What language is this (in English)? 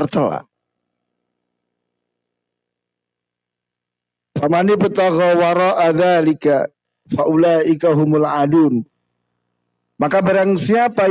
Indonesian